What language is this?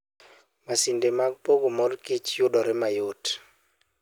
Luo (Kenya and Tanzania)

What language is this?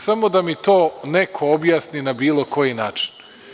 Serbian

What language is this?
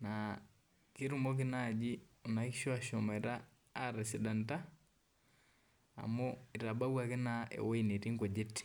Masai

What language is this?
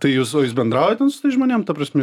Lithuanian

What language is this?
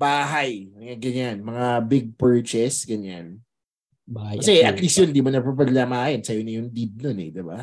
Filipino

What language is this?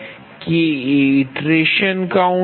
Gujarati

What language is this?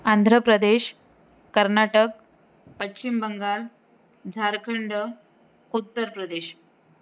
Marathi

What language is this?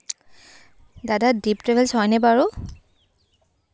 Assamese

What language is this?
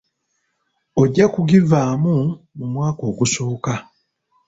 Ganda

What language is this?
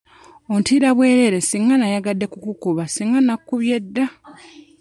Ganda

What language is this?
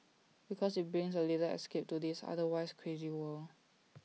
English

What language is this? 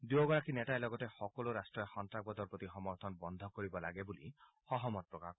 Assamese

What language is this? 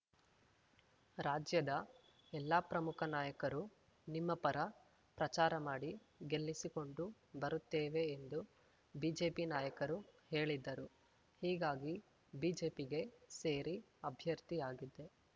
Kannada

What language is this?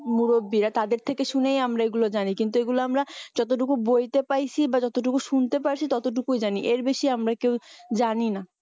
Bangla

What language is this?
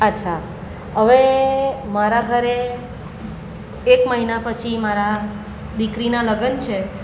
Gujarati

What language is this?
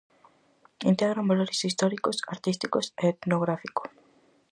Galician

